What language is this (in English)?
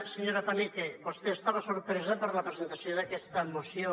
Catalan